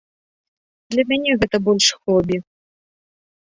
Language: Belarusian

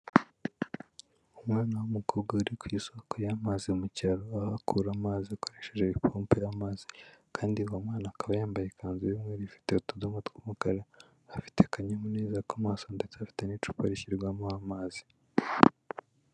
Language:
Kinyarwanda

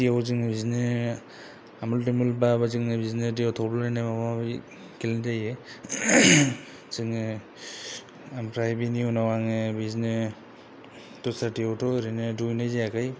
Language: Bodo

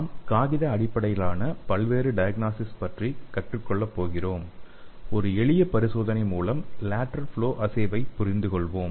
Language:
Tamil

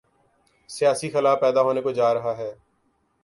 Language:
Urdu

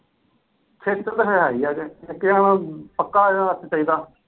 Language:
Punjabi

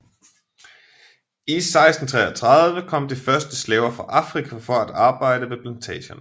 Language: Danish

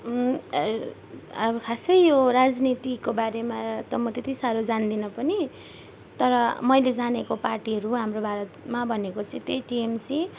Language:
Nepali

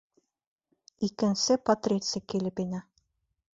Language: Bashkir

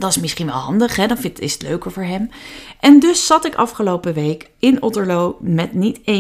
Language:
Dutch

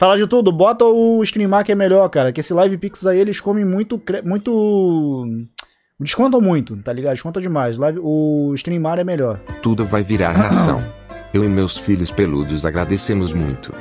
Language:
Portuguese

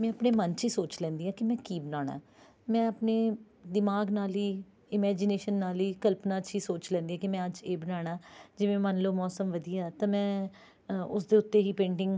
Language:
Punjabi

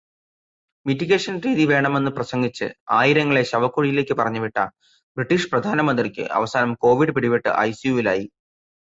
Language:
Malayalam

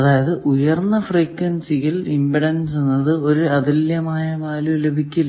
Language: Malayalam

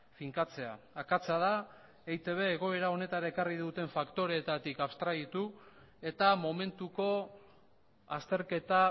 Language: Basque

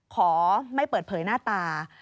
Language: Thai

